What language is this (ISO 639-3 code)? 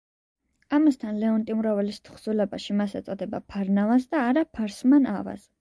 kat